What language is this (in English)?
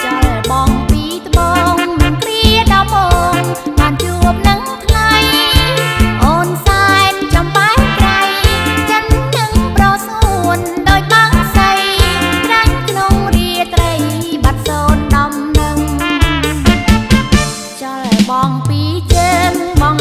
Thai